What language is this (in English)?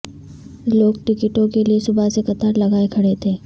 Urdu